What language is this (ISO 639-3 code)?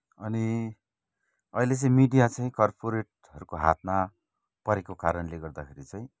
nep